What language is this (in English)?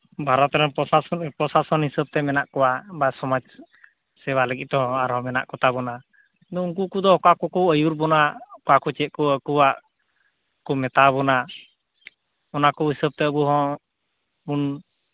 Santali